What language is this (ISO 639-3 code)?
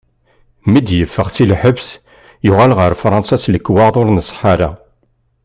kab